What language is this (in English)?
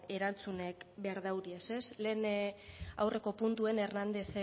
Basque